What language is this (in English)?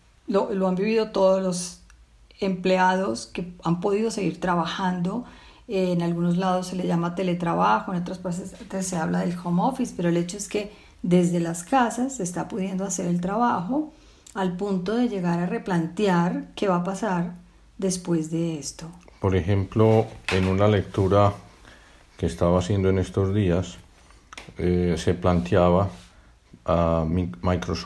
Spanish